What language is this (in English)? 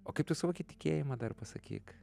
Lithuanian